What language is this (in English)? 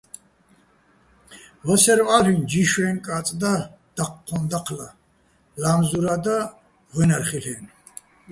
Bats